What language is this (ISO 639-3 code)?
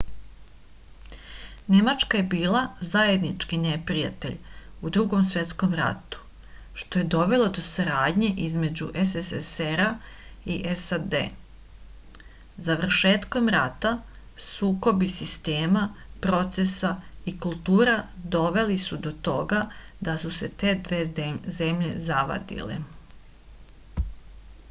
srp